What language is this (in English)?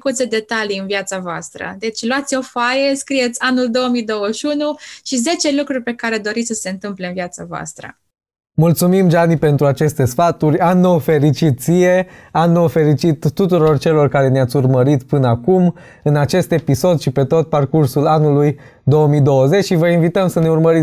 Romanian